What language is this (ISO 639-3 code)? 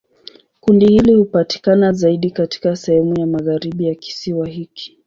swa